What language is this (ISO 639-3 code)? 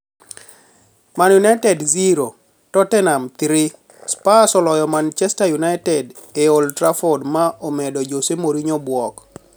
luo